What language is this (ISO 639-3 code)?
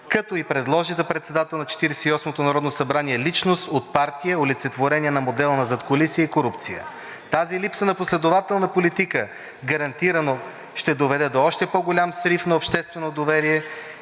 bul